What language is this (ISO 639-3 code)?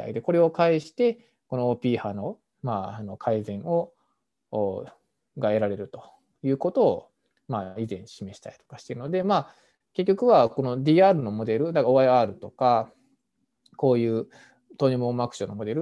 jpn